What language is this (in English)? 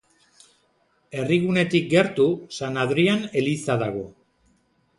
Basque